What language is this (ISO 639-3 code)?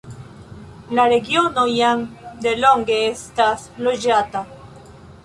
epo